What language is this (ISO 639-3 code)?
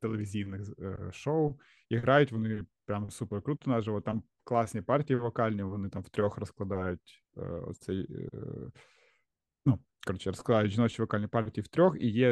ukr